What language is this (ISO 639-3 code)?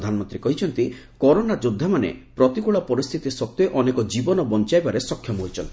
ori